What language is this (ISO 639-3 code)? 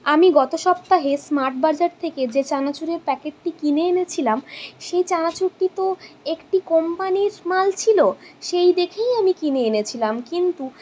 ben